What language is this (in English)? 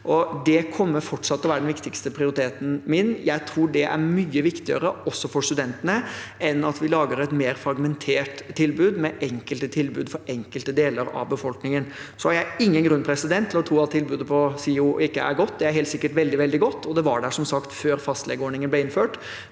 Norwegian